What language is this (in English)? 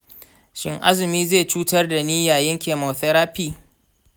Hausa